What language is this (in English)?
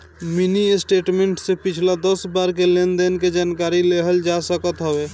Bhojpuri